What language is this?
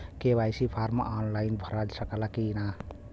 Bhojpuri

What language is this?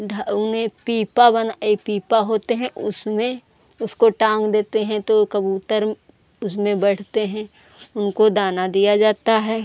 Hindi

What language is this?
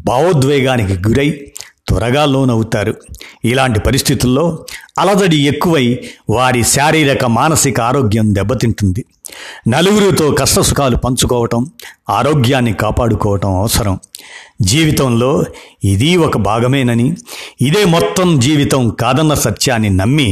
Telugu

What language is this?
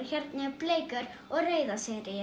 Icelandic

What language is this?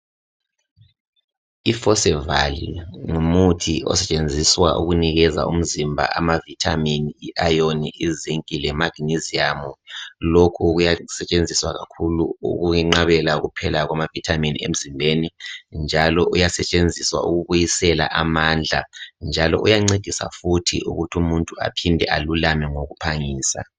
North Ndebele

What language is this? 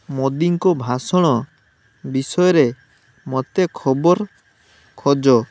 Odia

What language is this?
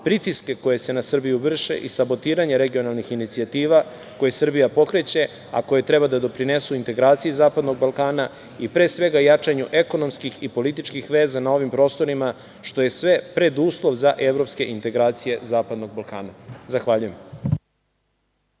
Serbian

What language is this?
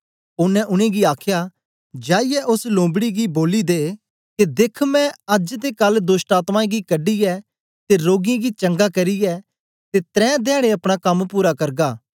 Dogri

